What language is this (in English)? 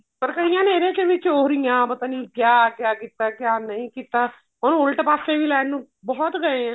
Punjabi